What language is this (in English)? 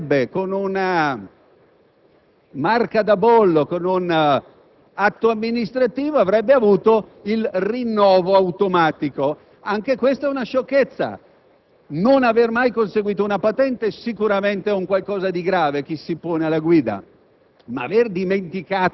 Italian